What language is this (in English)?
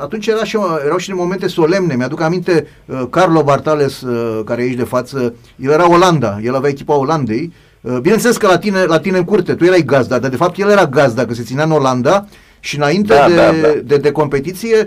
Romanian